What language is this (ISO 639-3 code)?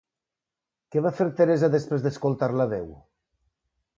cat